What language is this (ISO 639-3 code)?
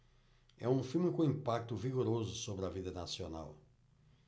por